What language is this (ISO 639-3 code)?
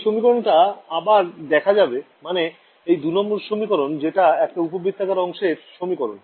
ben